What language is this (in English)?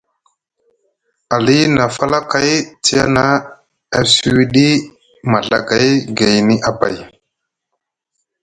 Musgu